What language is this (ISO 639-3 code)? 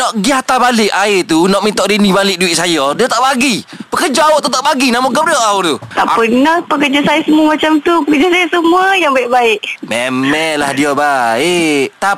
msa